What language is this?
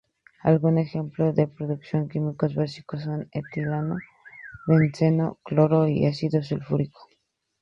Spanish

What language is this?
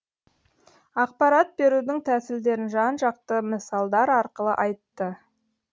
Kazakh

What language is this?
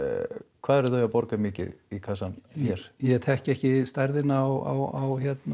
Icelandic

